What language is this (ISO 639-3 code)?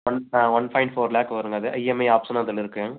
tam